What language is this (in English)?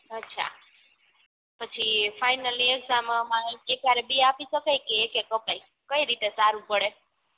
Gujarati